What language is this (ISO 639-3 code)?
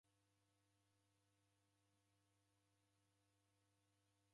dav